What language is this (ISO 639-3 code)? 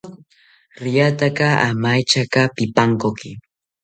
cpy